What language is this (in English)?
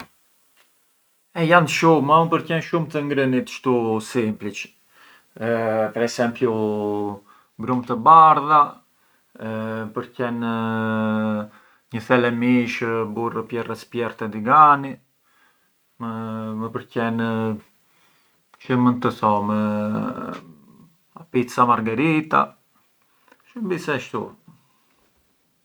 Arbëreshë Albanian